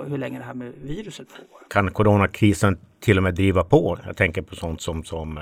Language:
Swedish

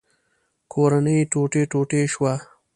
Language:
Pashto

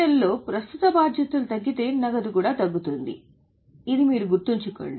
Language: Telugu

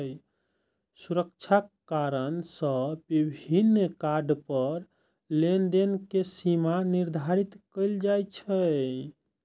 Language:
Maithili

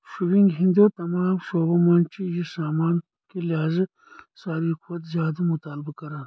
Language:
Kashmiri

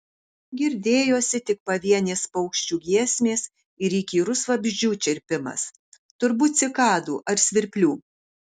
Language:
Lithuanian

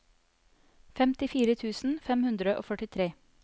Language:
Norwegian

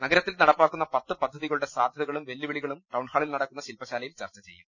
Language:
Malayalam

